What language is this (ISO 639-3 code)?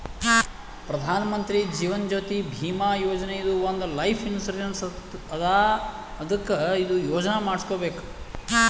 kan